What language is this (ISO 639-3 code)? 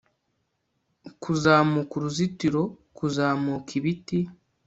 kin